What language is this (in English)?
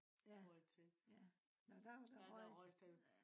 Danish